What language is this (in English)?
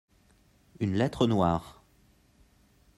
French